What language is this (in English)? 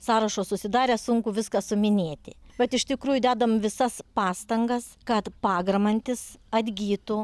Lithuanian